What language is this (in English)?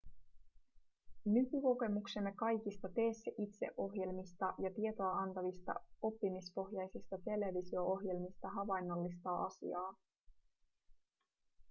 Finnish